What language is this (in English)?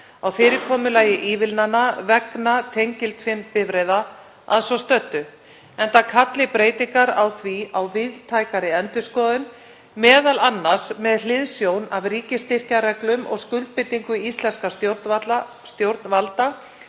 Icelandic